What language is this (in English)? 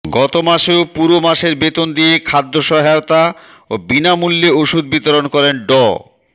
Bangla